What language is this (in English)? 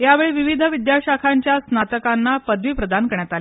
Marathi